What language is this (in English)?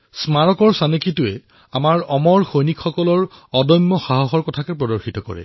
Assamese